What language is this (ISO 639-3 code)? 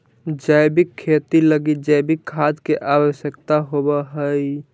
mag